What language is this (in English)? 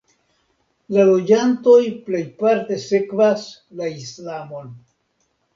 Esperanto